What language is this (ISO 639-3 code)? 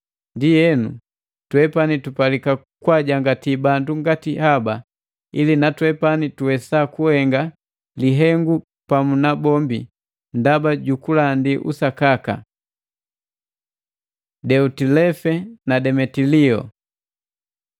mgv